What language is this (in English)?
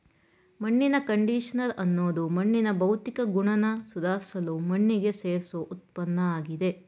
Kannada